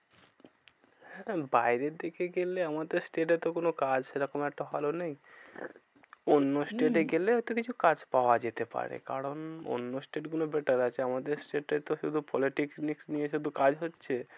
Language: Bangla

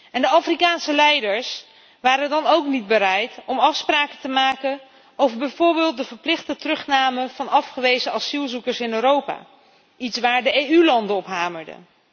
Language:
Dutch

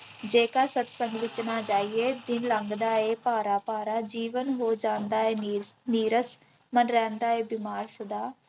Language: Punjabi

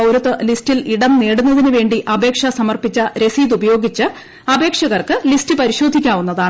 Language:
Malayalam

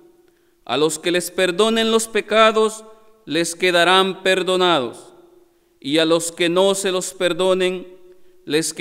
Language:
Spanish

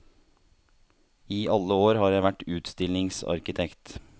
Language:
Norwegian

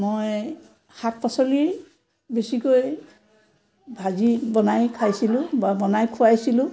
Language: Assamese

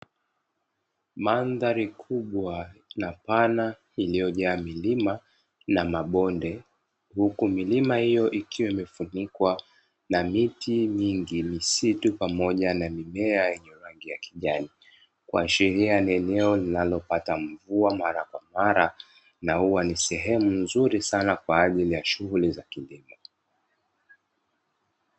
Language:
Swahili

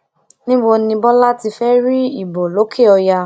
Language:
Yoruba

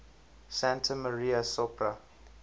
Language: English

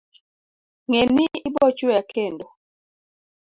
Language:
Luo (Kenya and Tanzania)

